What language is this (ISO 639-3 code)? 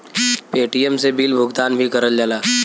bho